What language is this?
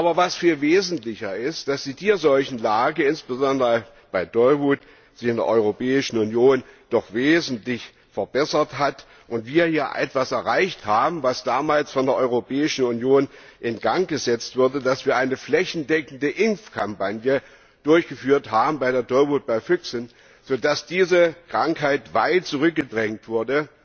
German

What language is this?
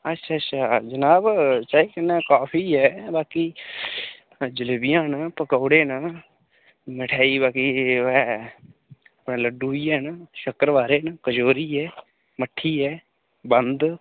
Dogri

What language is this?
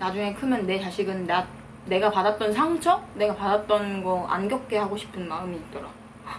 Korean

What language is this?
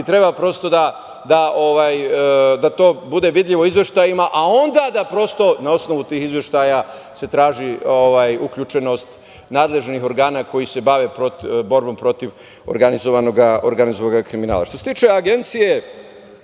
Serbian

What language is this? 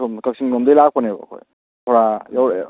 Manipuri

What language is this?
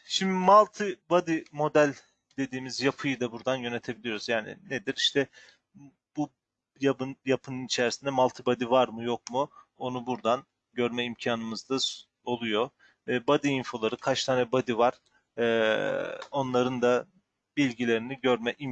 Turkish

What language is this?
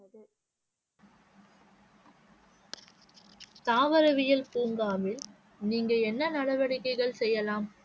Tamil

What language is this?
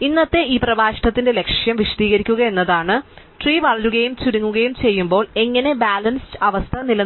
Malayalam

